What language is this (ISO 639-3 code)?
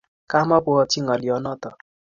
kln